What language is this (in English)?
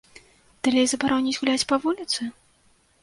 Belarusian